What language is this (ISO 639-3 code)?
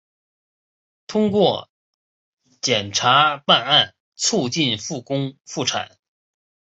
zho